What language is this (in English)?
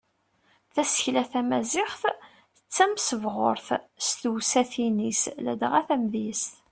Kabyle